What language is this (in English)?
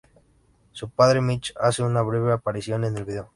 Spanish